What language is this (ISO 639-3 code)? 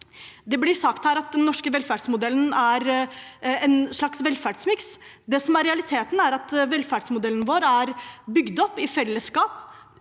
nor